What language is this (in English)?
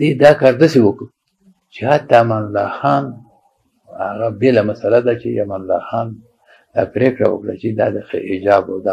Persian